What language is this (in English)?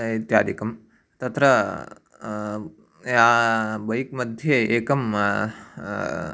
Sanskrit